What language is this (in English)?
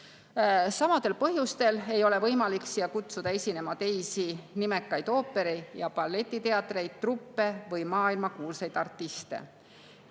Estonian